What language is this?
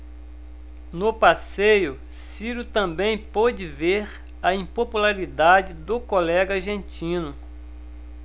Portuguese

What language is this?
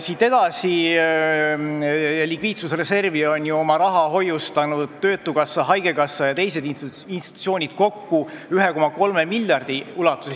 Estonian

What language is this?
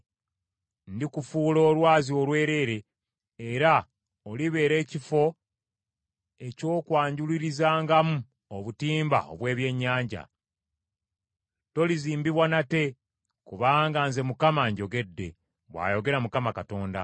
Ganda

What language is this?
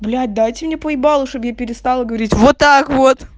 Russian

